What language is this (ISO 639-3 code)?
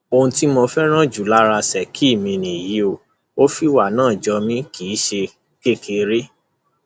yor